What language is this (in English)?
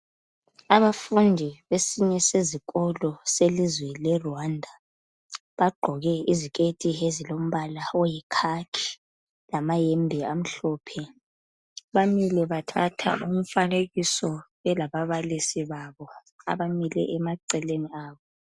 North Ndebele